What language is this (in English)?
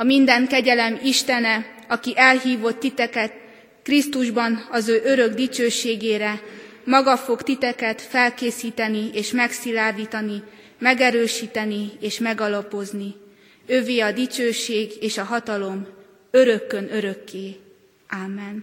Hungarian